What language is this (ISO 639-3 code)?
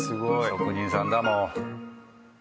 jpn